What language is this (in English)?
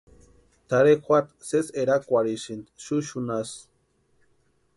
Western Highland Purepecha